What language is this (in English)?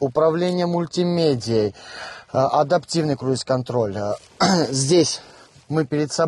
Russian